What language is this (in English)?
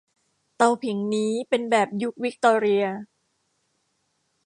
Thai